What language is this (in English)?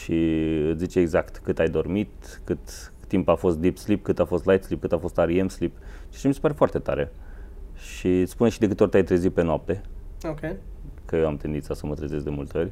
Romanian